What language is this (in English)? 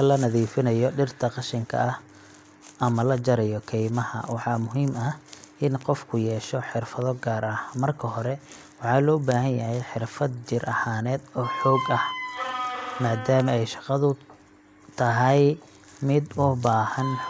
Somali